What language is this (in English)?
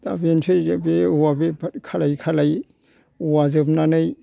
Bodo